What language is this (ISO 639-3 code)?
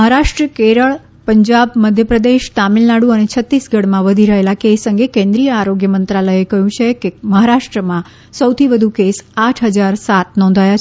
guj